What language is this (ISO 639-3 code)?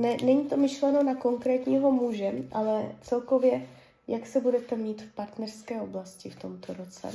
ces